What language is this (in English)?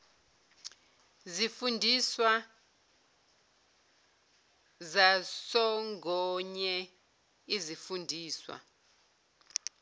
Zulu